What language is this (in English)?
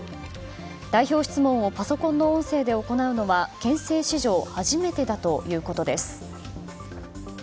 Japanese